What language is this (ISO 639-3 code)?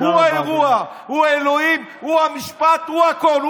heb